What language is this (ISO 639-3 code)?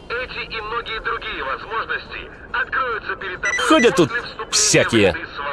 rus